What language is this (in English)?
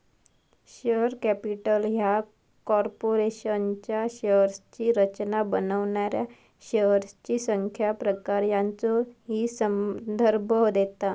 Marathi